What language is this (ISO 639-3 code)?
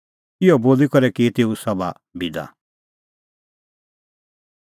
kfx